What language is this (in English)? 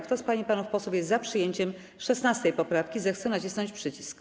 Polish